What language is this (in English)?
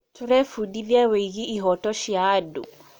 Kikuyu